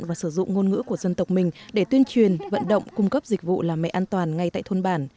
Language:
Vietnamese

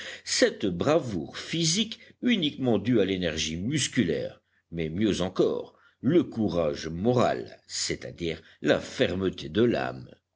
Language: French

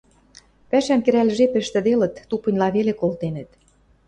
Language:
Western Mari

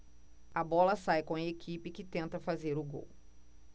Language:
Portuguese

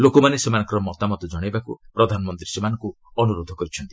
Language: Odia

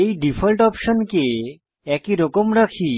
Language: Bangla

